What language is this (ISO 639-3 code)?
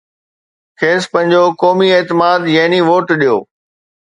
snd